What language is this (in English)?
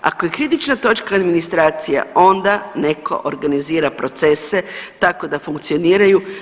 Croatian